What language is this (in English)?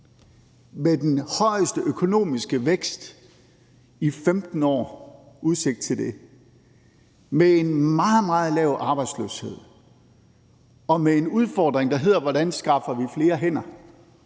Danish